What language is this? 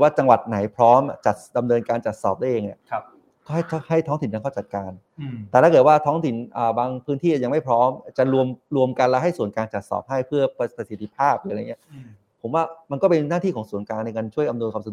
Thai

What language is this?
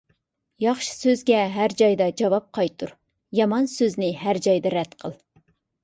Uyghur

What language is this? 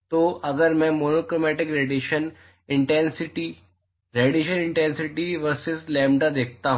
Hindi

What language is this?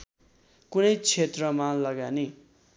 Nepali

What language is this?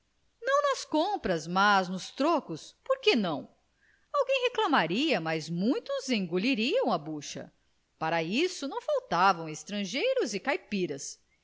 Portuguese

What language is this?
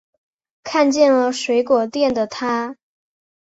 Chinese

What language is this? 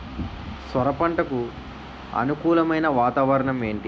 Telugu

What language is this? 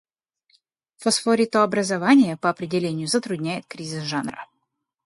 Russian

